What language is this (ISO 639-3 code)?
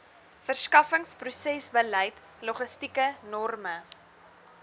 afr